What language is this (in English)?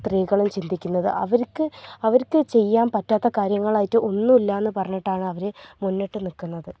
Malayalam